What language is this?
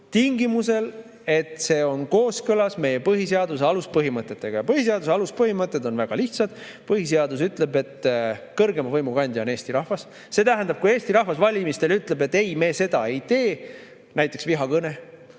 Estonian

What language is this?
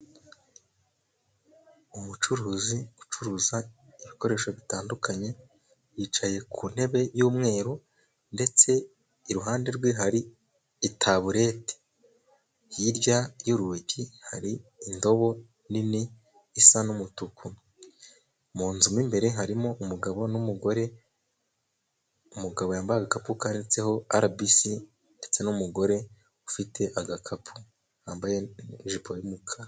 Kinyarwanda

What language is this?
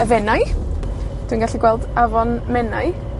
Welsh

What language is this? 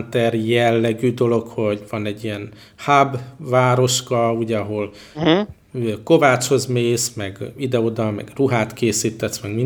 Hungarian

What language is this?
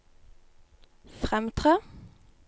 Norwegian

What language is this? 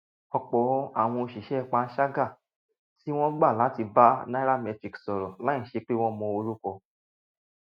Yoruba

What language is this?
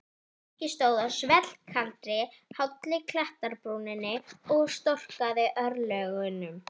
Icelandic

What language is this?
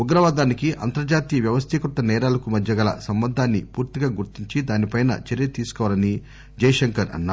Telugu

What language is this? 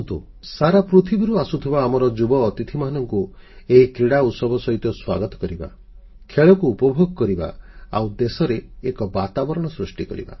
Odia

